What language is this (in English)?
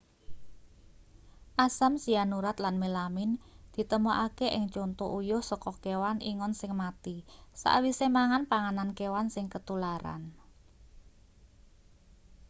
Javanese